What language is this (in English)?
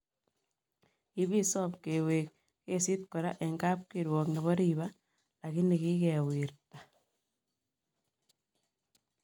Kalenjin